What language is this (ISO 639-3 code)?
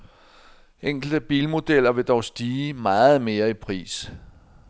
dan